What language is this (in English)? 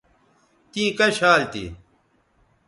Bateri